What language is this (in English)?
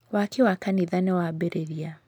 Kikuyu